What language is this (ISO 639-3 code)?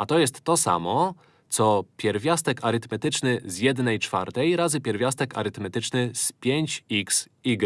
pol